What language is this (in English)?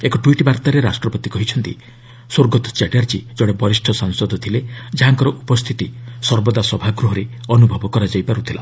Odia